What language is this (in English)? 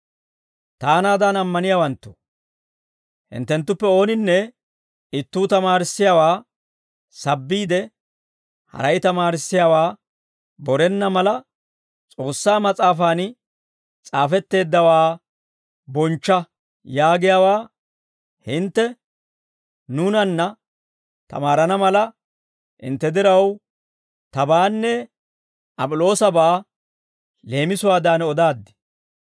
Dawro